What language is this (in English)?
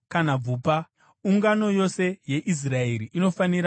Shona